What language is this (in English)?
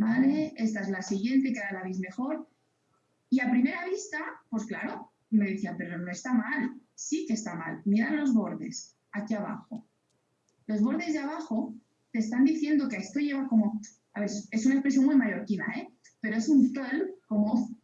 Spanish